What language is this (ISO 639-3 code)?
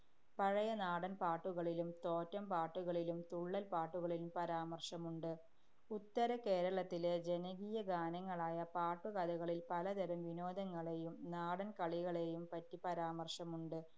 mal